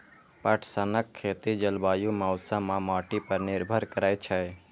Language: Maithili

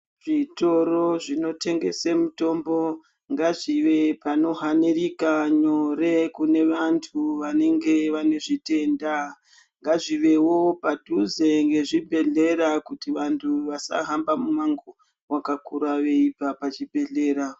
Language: Ndau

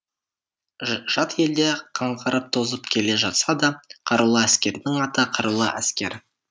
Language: Kazakh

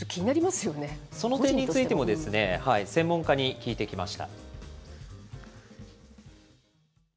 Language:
Japanese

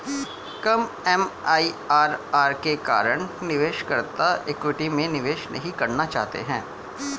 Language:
Hindi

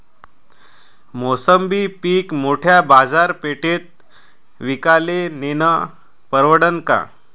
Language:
Marathi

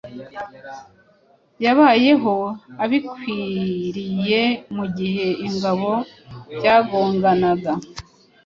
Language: Kinyarwanda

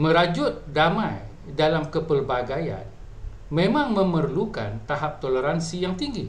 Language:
Malay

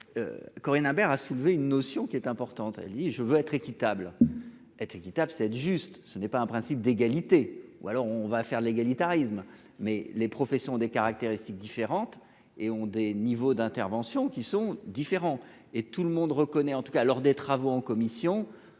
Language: French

